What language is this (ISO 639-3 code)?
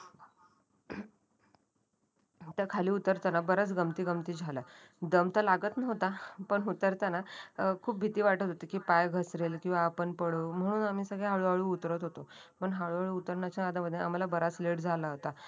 mar